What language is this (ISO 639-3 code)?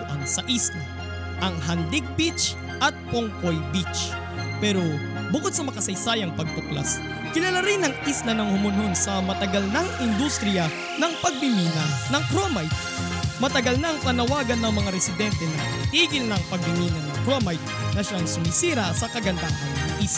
fil